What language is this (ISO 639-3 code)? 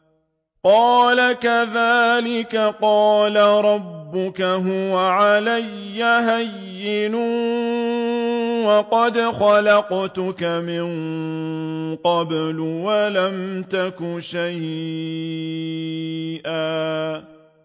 ara